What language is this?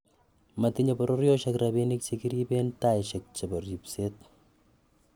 Kalenjin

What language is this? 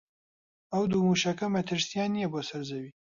Central Kurdish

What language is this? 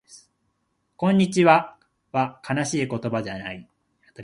Japanese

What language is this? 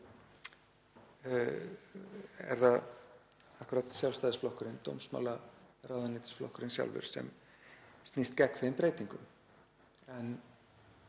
Icelandic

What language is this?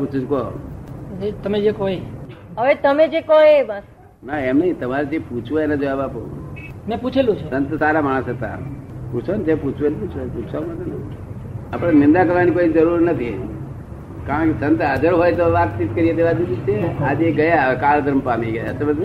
Gujarati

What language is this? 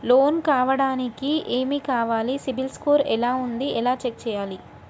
Telugu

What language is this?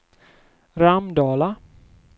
Swedish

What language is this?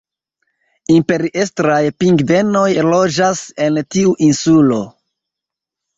Esperanto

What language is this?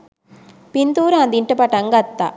Sinhala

